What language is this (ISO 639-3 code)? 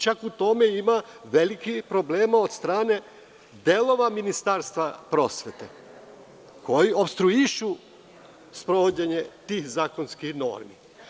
srp